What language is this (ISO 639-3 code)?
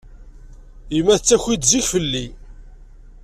kab